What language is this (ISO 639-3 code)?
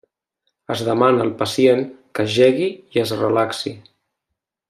cat